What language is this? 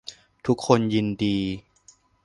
Thai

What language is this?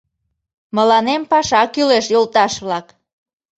Mari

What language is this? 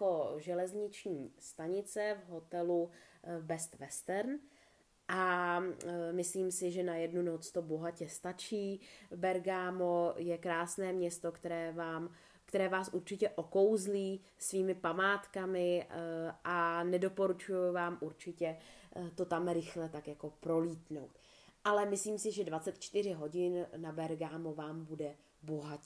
Czech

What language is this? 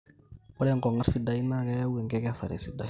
Masai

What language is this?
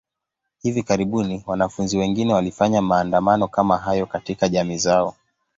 Swahili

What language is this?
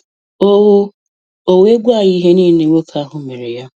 Igbo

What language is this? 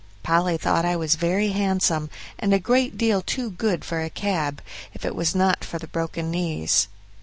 English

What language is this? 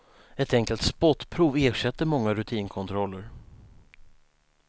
Swedish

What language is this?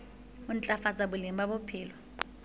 Southern Sotho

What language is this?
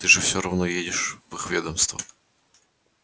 Russian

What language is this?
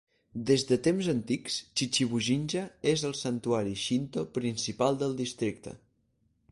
Catalan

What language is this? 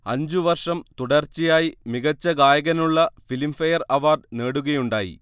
Malayalam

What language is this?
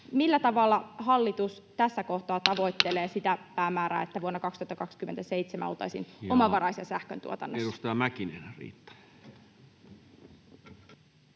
Finnish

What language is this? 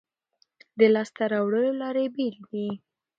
Pashto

